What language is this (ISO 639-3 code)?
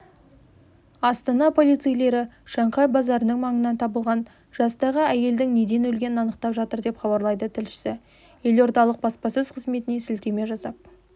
kaz